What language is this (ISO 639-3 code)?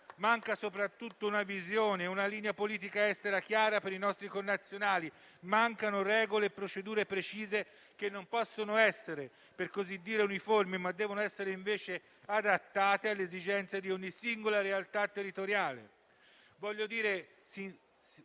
ita